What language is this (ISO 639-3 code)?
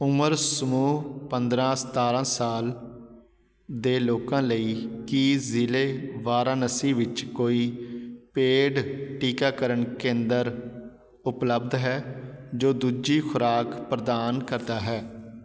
pan